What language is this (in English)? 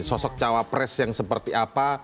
Indonesian